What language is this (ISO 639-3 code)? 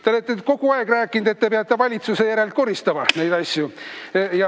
est